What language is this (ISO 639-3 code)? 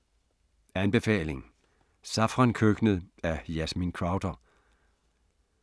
dan